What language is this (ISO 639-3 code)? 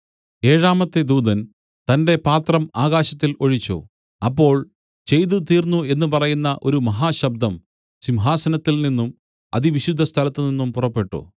mal